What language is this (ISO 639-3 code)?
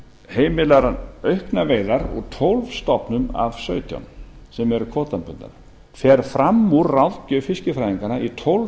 isl